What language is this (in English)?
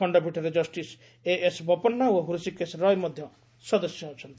Odia